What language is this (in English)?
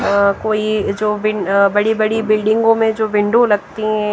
Hindi